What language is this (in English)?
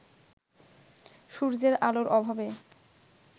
Bangla